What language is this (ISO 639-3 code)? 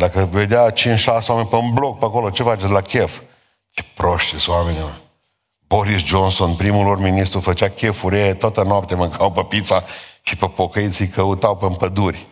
ron